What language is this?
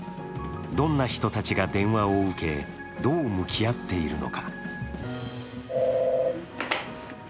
Japanese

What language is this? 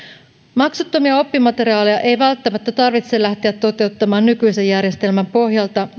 Finnish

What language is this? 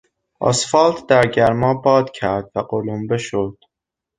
Persian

